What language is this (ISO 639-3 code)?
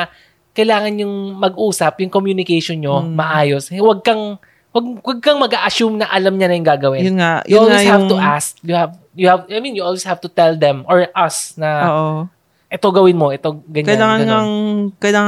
fil